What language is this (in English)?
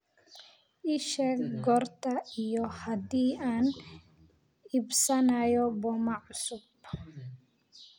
Somali